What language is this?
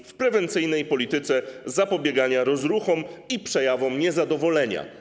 Polish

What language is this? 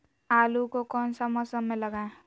Magahi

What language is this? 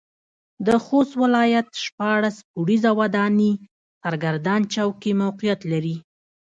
Pashto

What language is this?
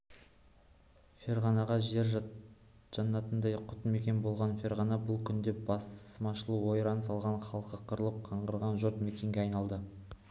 Kazakh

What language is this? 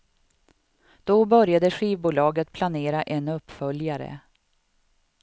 Swedish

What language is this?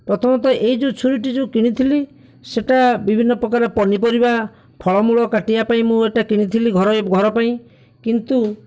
Odia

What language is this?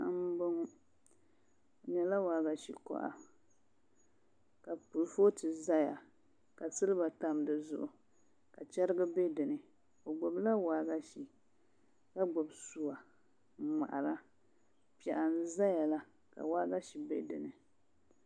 Dagbani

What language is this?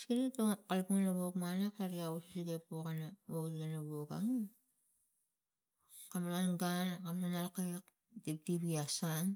Tigak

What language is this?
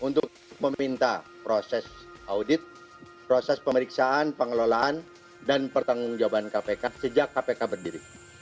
Indonesian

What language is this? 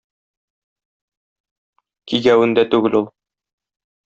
Tatar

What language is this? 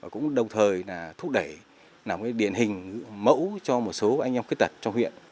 Vietnamese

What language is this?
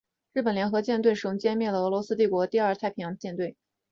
Chinese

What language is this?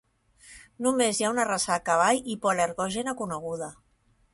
Catalan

